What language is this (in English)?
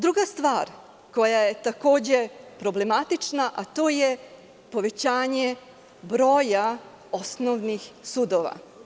Serbian